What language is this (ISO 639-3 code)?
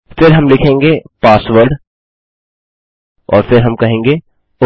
hin